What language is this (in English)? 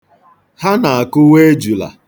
Igbo